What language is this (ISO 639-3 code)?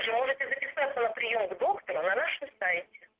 rus